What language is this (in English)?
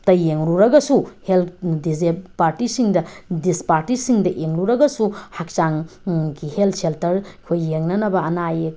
Manipuri